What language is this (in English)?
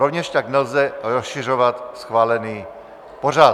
Czech